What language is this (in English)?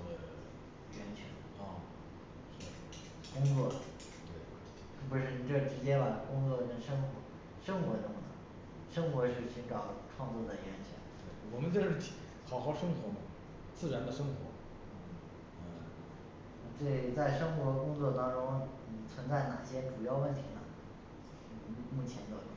Chinese